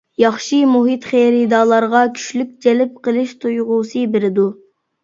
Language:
Uyghur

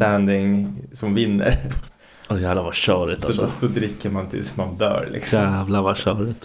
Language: Swedish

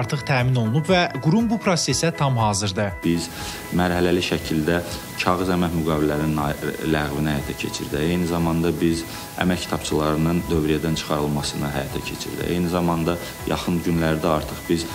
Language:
Turkish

